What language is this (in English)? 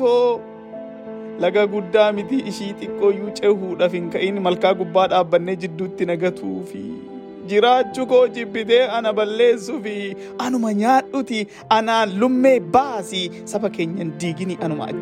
Swedish